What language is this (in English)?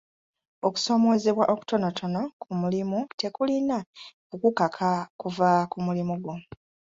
Ganda